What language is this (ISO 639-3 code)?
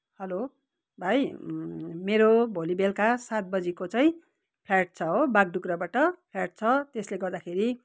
nep